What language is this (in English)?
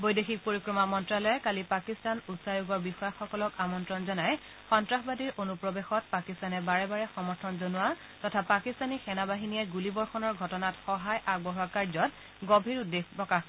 Assamese